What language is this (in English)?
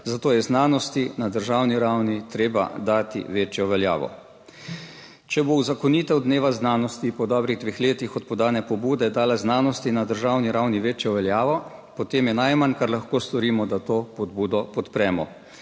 Slovenian